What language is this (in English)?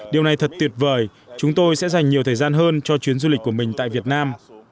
Vietnamese